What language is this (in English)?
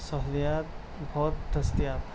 Urdu